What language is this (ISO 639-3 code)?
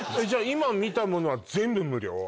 jpn